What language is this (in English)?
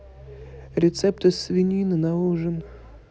Russian